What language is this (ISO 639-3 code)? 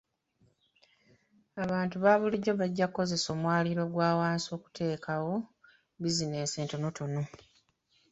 lug